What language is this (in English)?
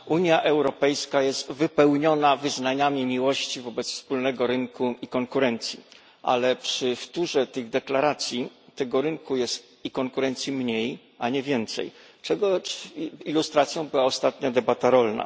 Polish